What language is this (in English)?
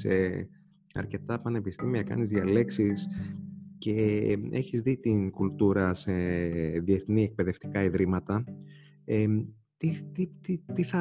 Greek